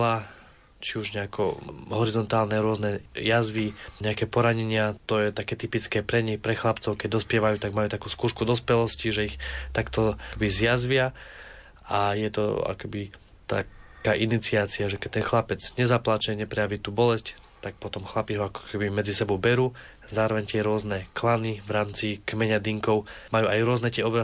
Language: Slovak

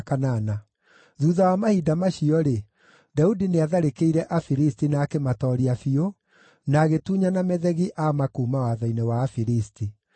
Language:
Kikuyu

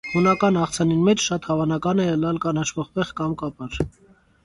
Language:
Armenian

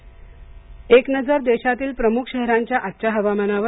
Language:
Marathi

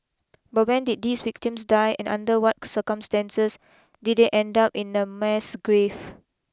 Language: English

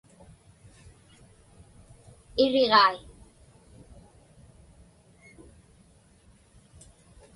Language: Inupiaq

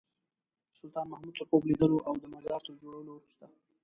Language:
Pashto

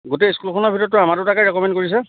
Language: Assamese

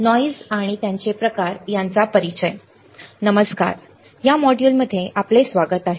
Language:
Marathi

